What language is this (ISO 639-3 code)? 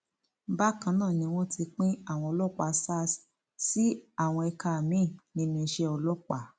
yor